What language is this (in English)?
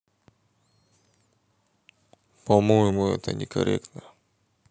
Russian